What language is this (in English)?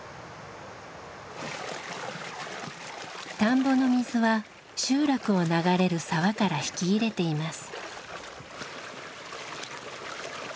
Japanese